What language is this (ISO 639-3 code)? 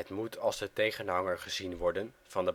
nld